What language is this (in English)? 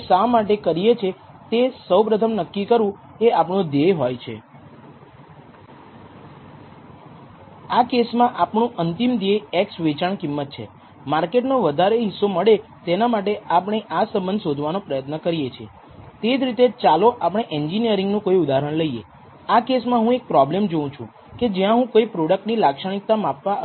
Gujarati